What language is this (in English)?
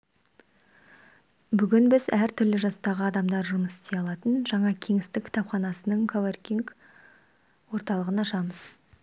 Kazakh